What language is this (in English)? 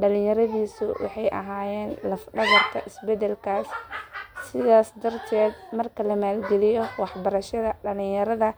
Somali